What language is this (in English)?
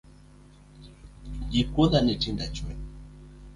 Luo (Kenya and Tanzania)